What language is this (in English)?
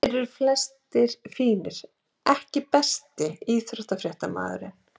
Icelandic